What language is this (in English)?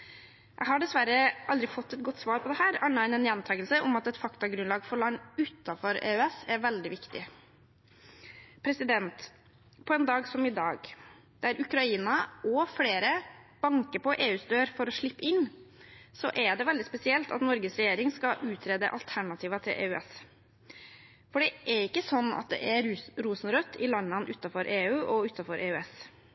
Norwegian Bokmål